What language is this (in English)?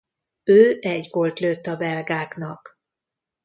Hungarian